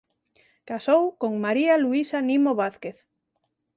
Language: Galician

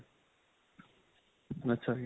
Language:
Punjabi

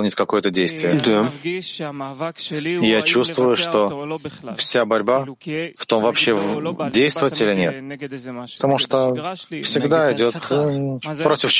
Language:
Russian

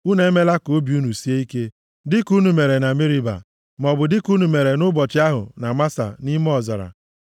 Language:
Igbo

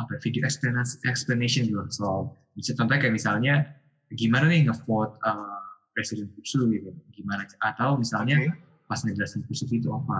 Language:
Indonesian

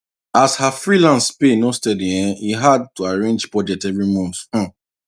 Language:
Nigerian Pidgin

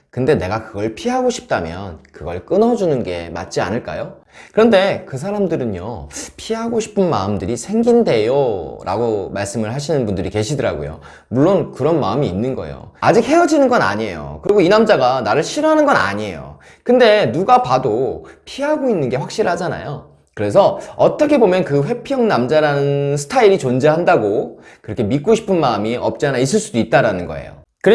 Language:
Korean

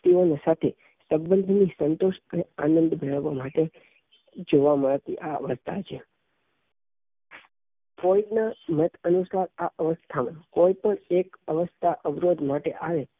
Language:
Gujarati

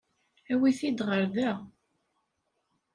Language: Kabyle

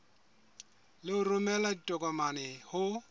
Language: Southern Sotho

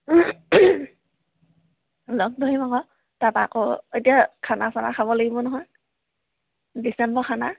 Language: Assamese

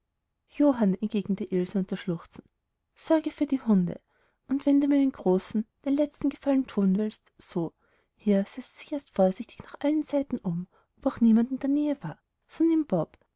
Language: German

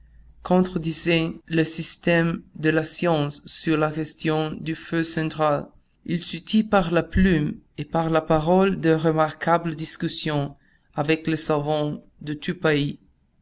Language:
French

